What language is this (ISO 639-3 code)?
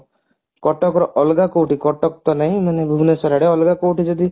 ori